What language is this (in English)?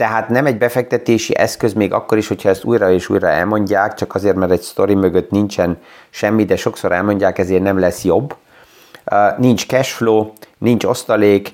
Hungarian